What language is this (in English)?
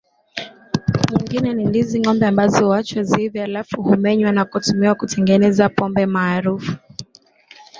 Swahili